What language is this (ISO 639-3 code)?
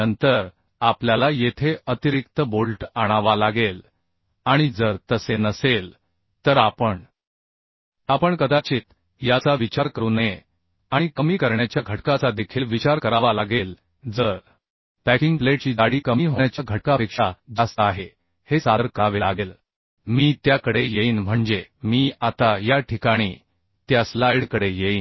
mar